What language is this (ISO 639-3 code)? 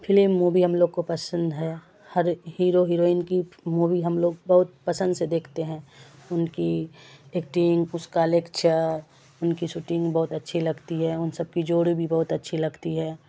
urd